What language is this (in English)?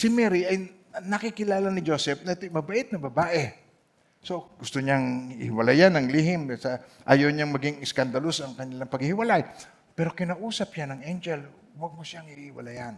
Filipino